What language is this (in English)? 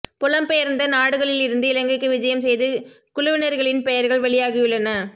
Tamil